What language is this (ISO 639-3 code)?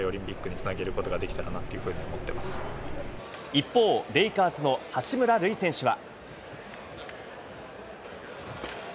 jpn